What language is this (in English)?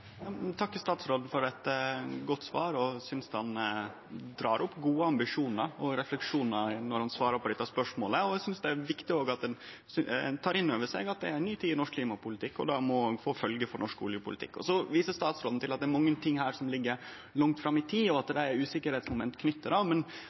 Norwegian Nynorsk